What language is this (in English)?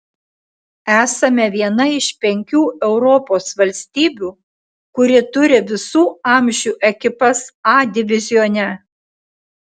Lithuanian